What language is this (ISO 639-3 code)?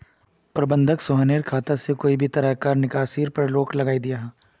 mag